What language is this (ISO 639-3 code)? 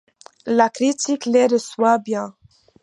fra